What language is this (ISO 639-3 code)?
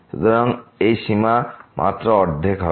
ben